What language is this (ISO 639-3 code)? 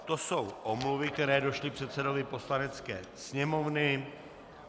ces